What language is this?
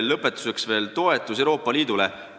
Estonian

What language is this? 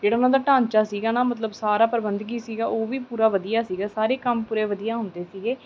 Punjabi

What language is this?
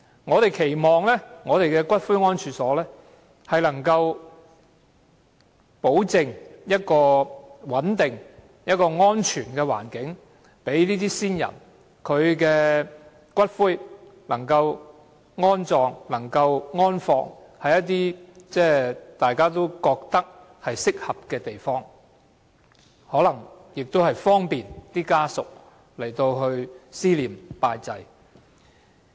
Cantonese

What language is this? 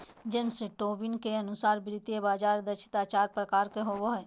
Magahi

